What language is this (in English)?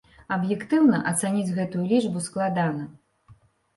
Belarusian